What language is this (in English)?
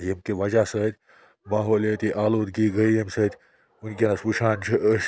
Kashmiri